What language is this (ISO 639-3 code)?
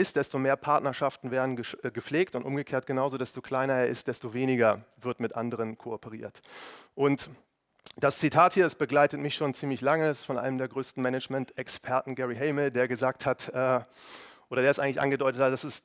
deu